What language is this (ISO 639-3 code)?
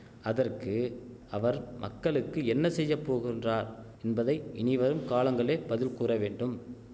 tam